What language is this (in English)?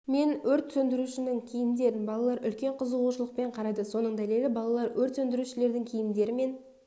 Kazakh